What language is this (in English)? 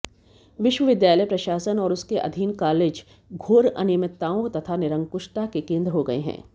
Hindi